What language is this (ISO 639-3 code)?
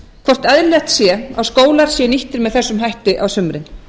isl